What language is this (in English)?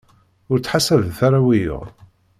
Kabyle